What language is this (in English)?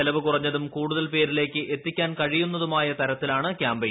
Malayalam